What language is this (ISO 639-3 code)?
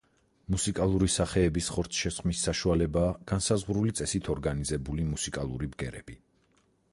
kat